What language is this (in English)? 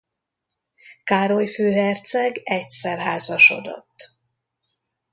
Hungarian